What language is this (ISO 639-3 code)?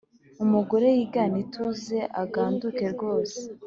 kin